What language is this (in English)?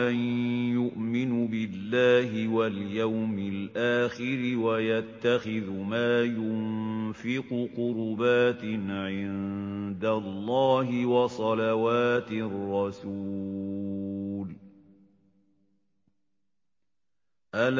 Arabic